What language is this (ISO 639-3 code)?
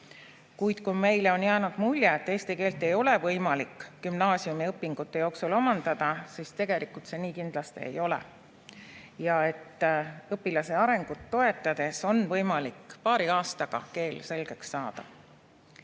est